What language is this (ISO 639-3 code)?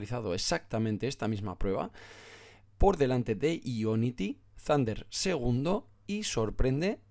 spa